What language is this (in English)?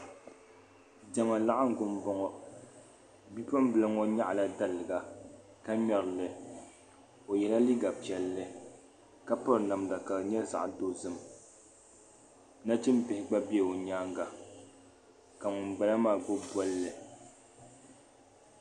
Dagbani